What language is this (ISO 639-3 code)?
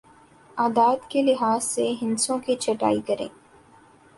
urd